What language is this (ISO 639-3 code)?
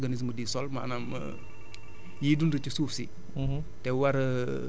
wol